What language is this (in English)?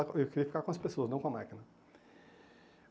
Portuguese